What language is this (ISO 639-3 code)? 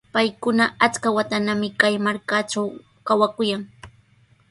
qws